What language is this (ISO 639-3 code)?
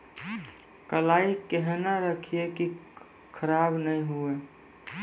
mai